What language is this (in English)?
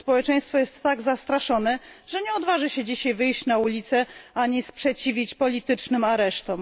Polish